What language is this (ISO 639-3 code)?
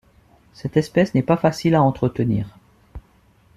fra